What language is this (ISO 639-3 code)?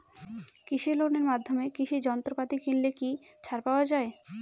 ben